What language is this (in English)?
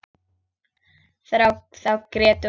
Icelandic